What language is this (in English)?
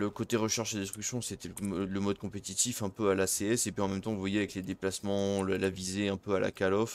French